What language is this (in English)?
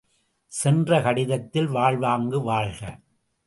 Tamil